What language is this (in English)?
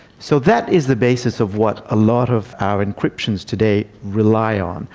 English